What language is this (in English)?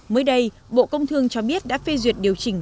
Vietnamese